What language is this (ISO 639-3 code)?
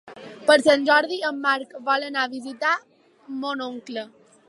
cat